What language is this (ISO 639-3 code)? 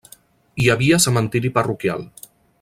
cat